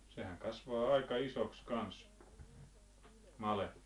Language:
Finnish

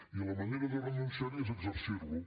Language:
Catalan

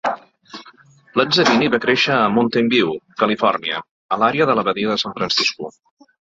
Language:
Catalan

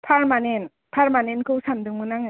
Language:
Bodo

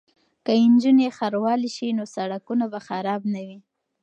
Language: Pashto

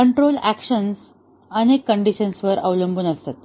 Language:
Marathi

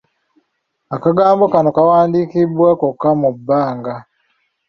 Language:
Ganda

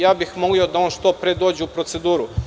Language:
Serbian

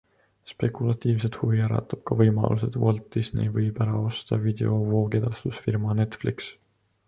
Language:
Estonian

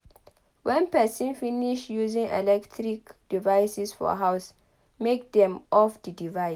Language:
Nigerian Pidgin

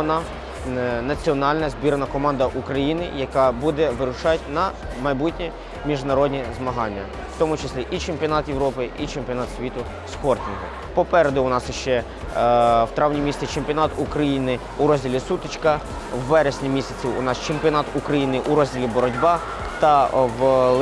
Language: Ukrainian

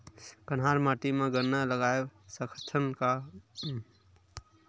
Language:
Chhattisgarhi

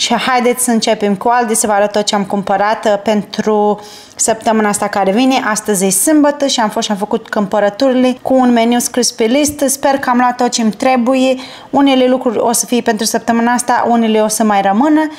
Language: Romanian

